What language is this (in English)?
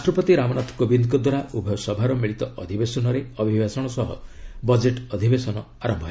Odia